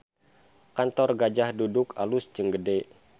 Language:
Sundanese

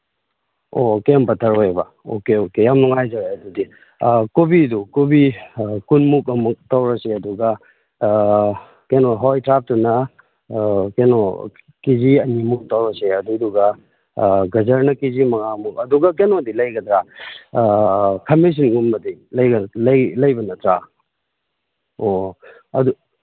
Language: Manipuri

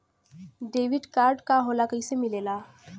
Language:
Bhojpuri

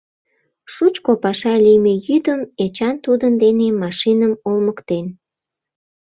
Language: Mari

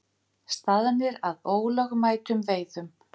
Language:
Icelandic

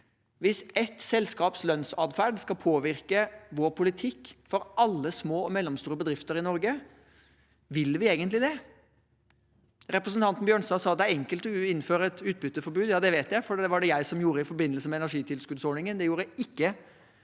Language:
Norwegian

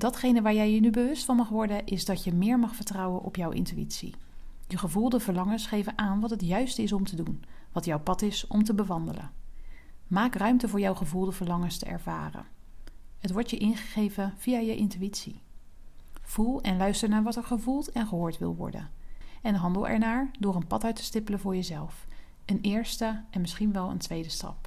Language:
Dutch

